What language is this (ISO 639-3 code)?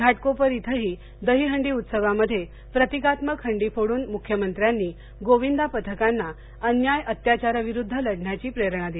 mar